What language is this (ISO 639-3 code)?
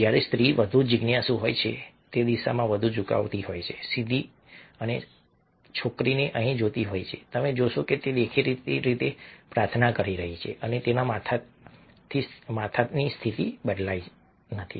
guj